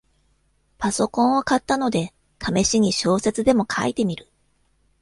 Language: Japanese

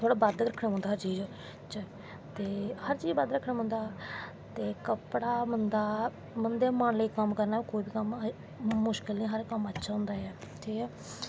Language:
Dogri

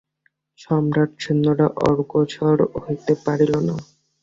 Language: Bangla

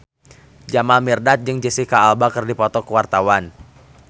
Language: Sundanese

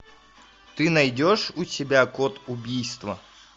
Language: Russian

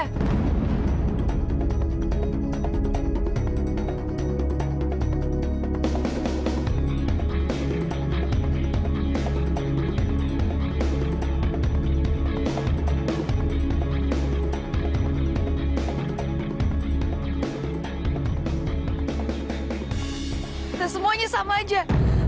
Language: Indonesian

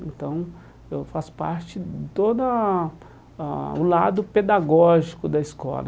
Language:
Portuguese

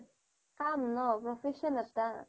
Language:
Assamese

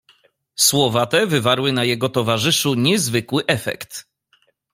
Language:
Polish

